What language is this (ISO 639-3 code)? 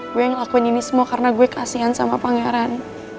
ind